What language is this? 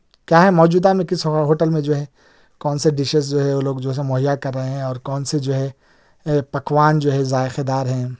Urdu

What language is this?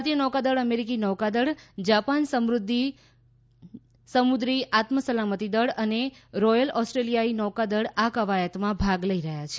Gujarati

